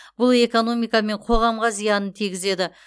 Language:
Kazakh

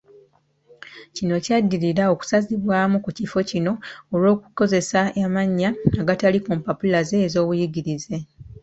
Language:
Ganda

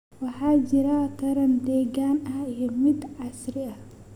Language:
Somali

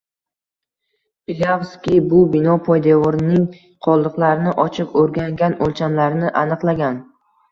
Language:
Uzbek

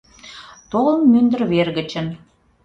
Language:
Mari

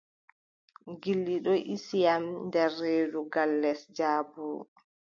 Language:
Adamawa Fulfulde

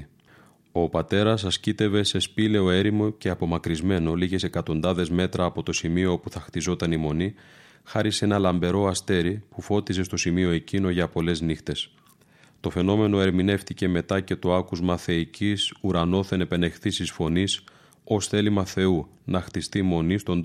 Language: Greek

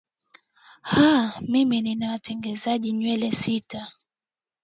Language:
Swahili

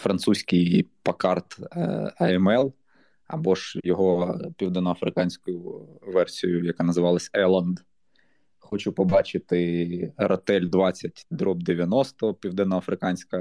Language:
Ukrainian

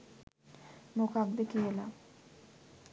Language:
Sinhala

